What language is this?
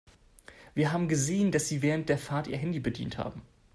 German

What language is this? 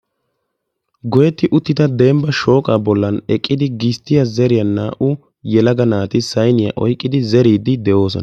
Wolaytta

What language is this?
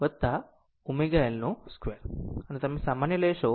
Gujarati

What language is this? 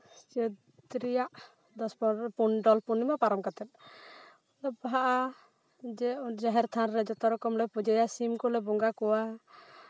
Santali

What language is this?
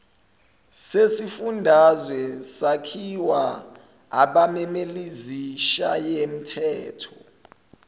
Zulu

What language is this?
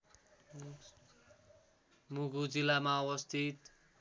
Nepali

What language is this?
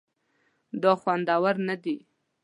Pashto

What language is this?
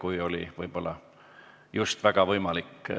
Estonian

